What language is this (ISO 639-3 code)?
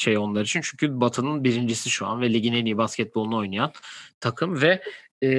tur